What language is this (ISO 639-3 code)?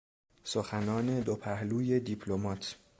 fas